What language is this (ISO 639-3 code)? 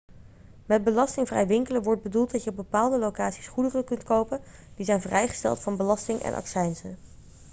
nld